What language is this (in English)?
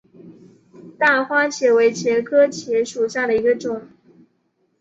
Chinese